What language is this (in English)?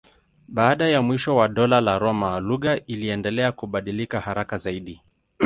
Swahili